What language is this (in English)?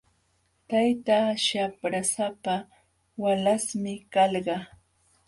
Jauja Wanca Quechua